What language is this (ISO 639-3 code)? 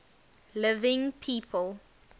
eng